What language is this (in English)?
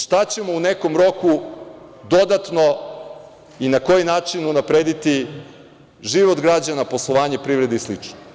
Serbian